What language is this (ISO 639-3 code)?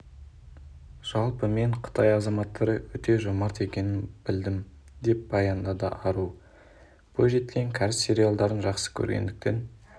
kaz